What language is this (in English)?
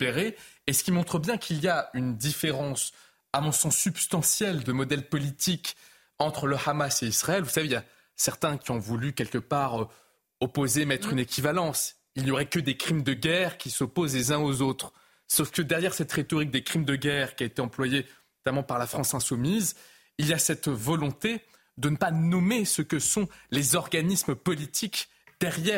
French